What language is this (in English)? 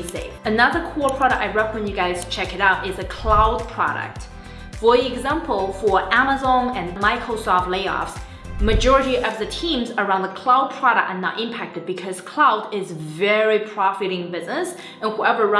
English